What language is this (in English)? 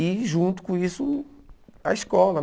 Portuguese